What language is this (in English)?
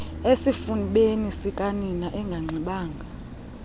Xhosa